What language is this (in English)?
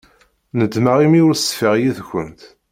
Kabyle